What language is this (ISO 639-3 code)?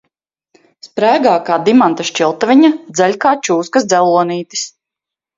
lav